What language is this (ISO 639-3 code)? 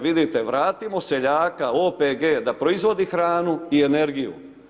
hrv